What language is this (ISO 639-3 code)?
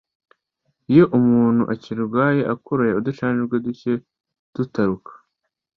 kin